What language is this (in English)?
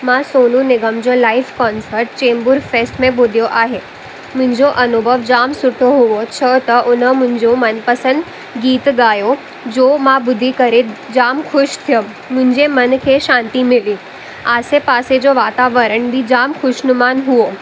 Sindhi